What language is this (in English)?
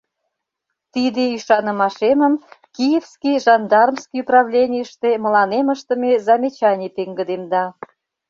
Mari